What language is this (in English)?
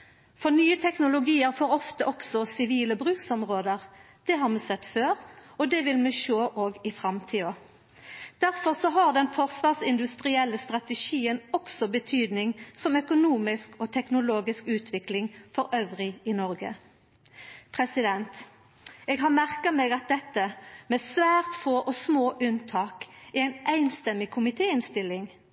Norwegian Nynorsk